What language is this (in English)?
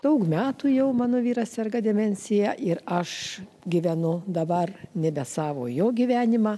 Lithuanian